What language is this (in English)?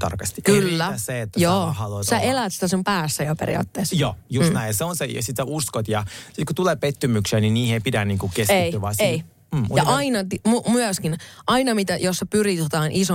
Finnish